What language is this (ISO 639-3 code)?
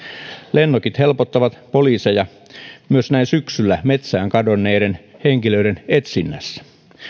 fin